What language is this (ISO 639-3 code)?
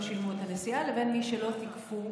heb